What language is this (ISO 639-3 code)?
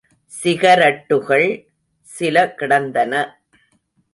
tam